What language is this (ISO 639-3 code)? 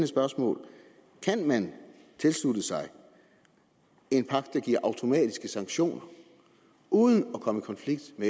dan